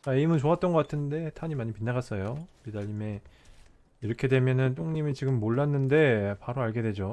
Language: Korean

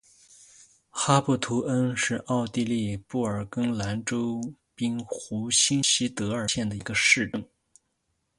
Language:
Chinese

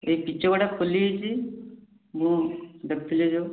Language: Odia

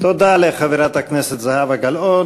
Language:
Hebrew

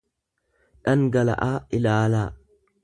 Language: Oromo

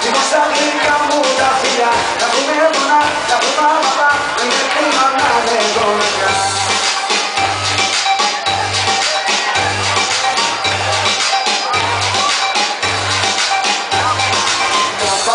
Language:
Greek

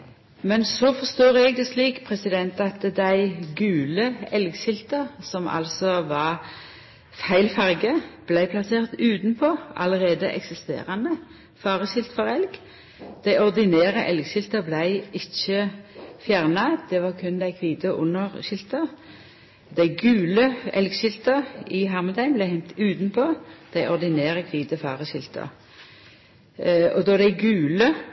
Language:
Norwegian Nynorsk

